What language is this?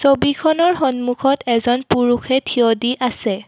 Assamese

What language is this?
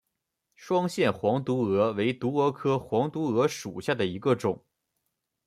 Chinese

